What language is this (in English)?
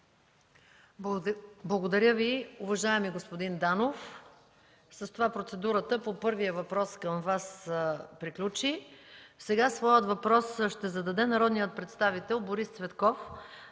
Bulgarian